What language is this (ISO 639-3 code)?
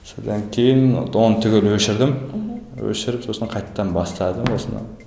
kaz